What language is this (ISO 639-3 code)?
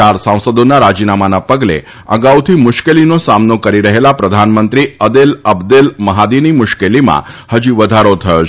guj